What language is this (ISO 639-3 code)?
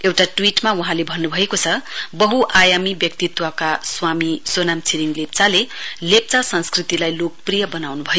nep